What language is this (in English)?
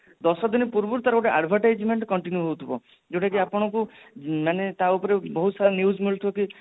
Odia